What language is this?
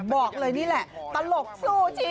Thai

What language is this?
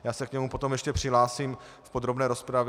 Czech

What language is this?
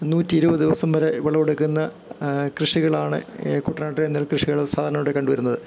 Malayalam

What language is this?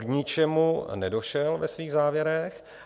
Czech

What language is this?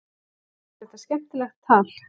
Icelandic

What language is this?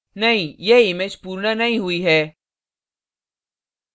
Hindi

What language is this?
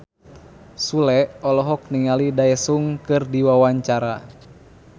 Sundanese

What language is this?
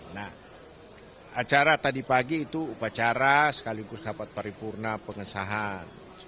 Indonesian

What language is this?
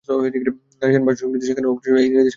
Bangla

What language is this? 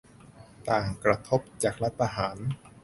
Thai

